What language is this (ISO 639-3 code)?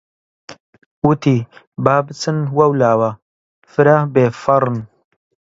ckb